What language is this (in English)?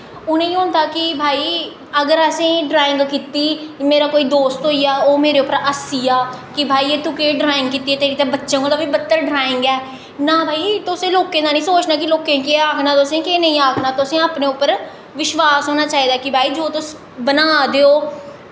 Dogri